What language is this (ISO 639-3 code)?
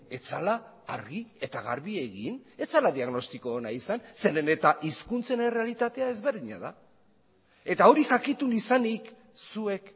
eus